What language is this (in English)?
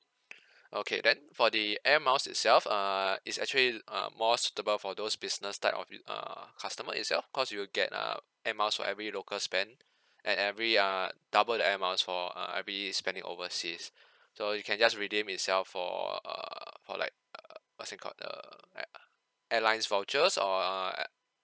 English